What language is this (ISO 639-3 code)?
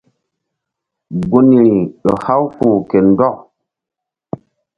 mdd